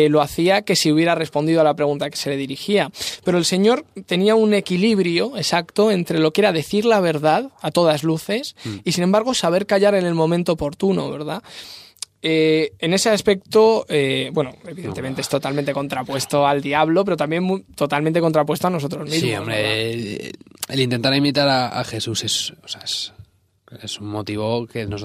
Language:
Spanish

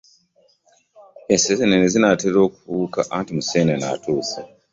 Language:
Ganda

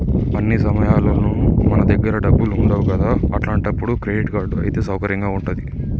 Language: Telugu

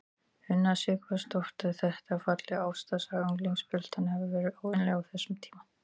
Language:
Icelandic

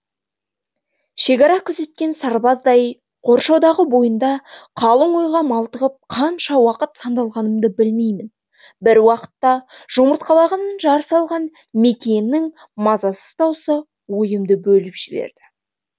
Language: Kazakh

